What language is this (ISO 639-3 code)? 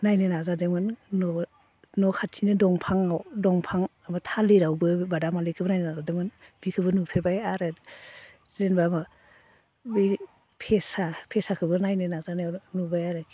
brx